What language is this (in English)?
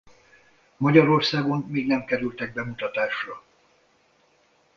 Hungarian